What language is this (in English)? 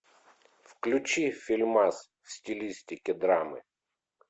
Russian